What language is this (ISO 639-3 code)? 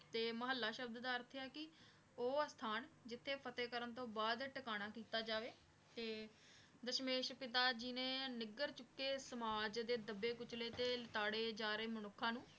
pan